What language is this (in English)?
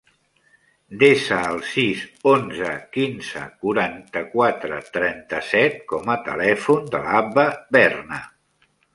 Catalan